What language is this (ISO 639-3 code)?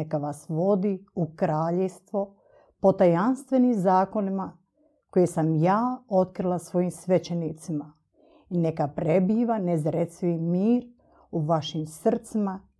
hrv